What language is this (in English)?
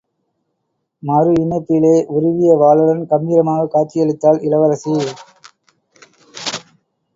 Tamil